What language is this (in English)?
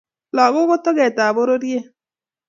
Kalenjin